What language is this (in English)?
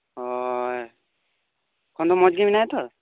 Santali